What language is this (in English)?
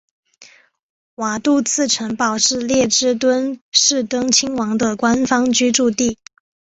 Chinese